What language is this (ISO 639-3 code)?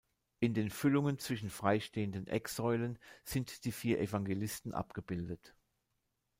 deu